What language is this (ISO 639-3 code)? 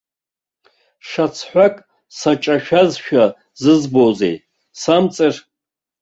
abk